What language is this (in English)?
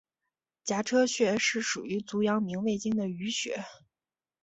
Chinese